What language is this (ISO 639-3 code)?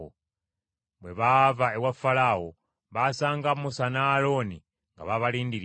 lug